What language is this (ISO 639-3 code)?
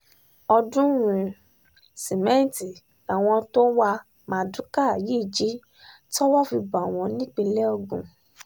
yor